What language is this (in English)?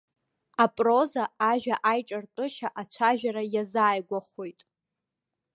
Abkhazian